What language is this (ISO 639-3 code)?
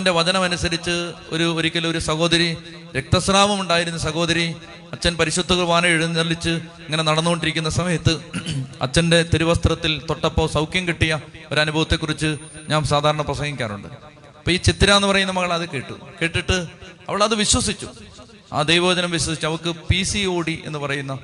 mal